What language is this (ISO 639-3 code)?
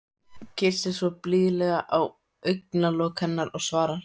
isl